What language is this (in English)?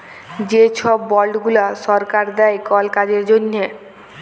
Bangla